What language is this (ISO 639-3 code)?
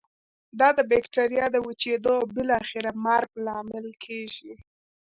pus